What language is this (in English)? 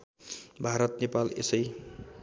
Nepali